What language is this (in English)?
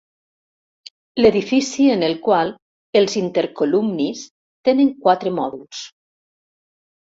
Catalan